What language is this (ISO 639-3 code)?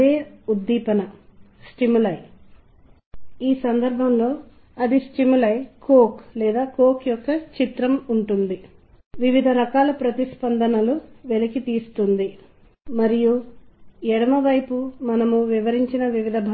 tel